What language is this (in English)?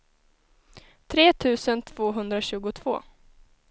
Swedish